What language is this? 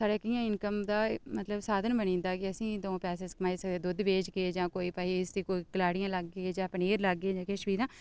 Dogri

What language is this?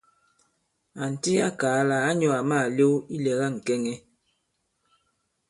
Bankon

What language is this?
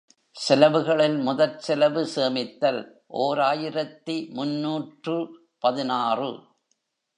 Tamil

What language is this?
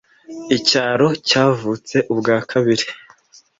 Kinyarwanda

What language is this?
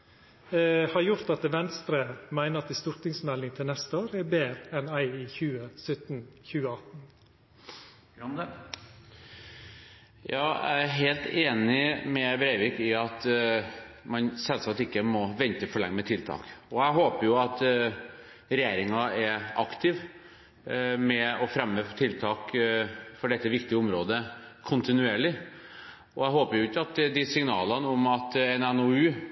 Norwegian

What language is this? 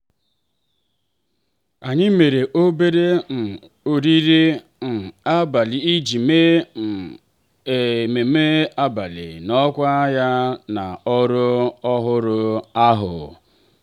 Igbo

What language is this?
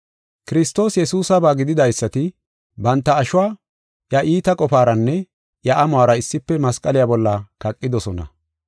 Gofa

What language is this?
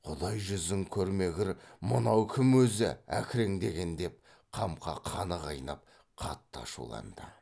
Kazakh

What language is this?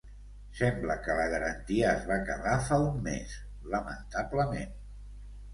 Catalan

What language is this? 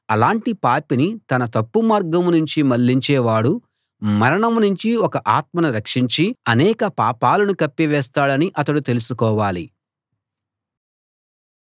Telugu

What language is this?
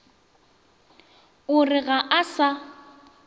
Northern Sotho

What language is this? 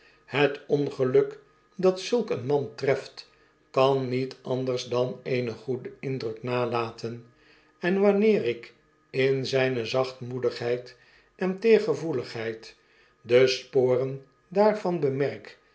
Dutch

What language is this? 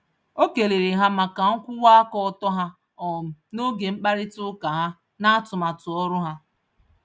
Igbo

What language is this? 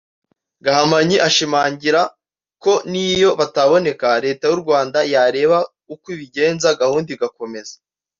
Kinyarwanda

